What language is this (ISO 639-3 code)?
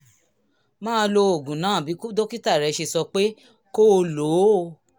yor